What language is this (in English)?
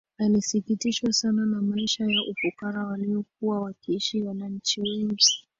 Swahili